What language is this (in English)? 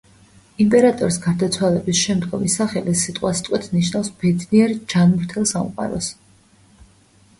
Georgian